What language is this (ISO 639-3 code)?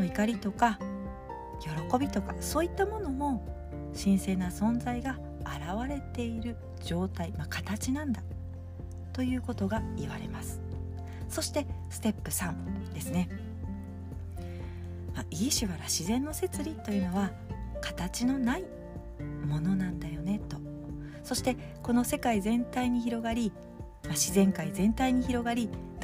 jpn